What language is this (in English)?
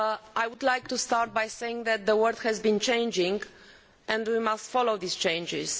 English